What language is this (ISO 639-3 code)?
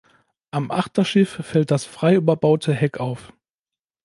deu